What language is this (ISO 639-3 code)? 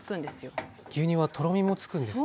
jpn